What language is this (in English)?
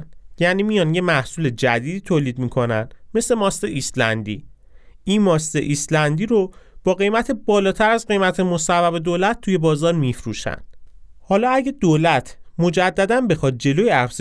Persian